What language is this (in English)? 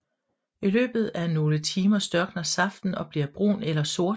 Danish